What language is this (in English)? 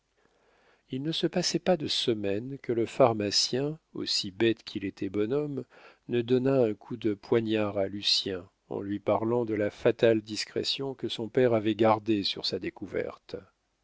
French